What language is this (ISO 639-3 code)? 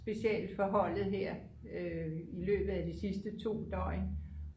dan